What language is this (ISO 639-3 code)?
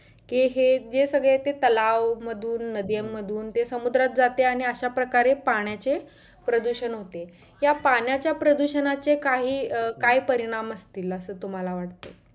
mar